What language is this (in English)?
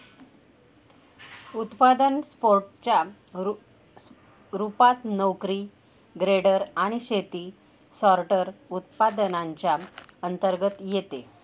Marathi